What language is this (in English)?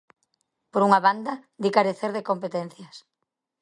Galician